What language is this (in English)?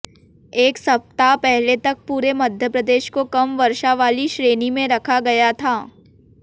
Hindi